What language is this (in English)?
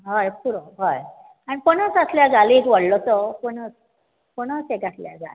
Konkani